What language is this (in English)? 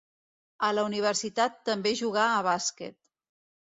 Catalan